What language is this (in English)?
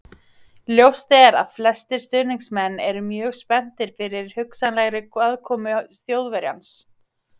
Icelandic